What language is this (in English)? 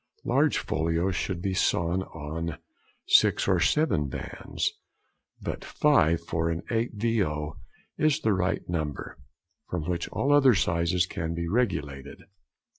English